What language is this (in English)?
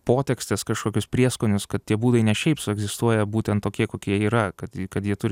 Lithuanian